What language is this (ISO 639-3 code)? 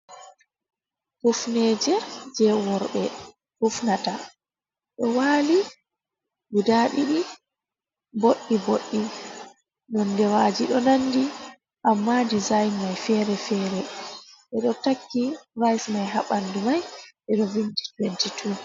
ful